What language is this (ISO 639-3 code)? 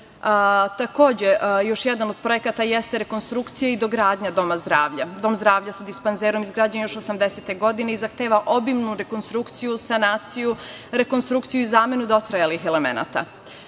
srp